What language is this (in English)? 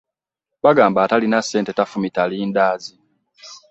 Ganda